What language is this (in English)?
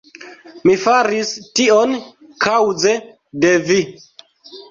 Esperanto